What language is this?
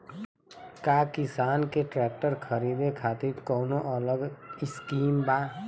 Bhojpuri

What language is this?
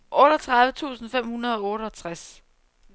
Danish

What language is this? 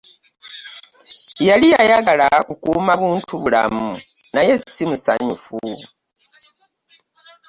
Ganda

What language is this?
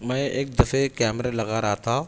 Urdu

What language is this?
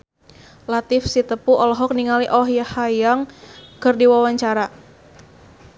Sundanese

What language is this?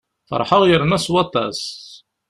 Kabyle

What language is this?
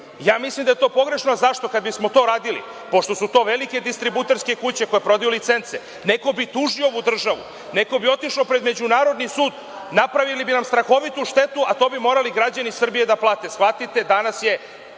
Serbian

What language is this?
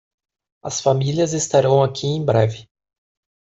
Portuguese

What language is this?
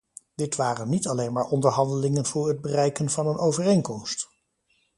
Dutch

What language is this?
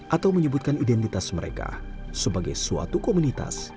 Indonesian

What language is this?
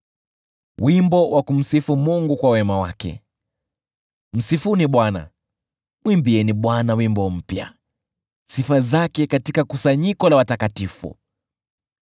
Swahili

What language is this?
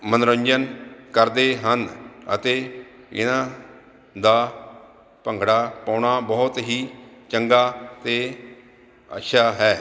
Punjabi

